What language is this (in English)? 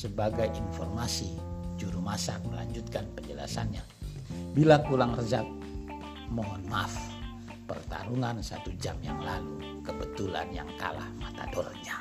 Indonesian